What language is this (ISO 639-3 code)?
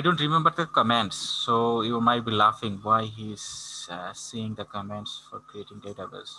eng